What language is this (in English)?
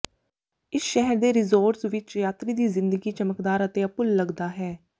Punjabi